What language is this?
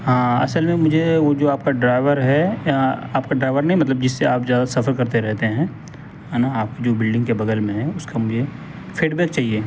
Urdu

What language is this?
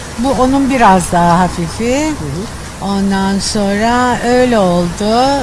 Turkish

